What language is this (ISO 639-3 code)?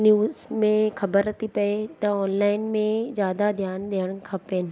snd